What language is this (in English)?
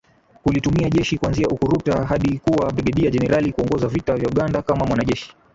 Swahili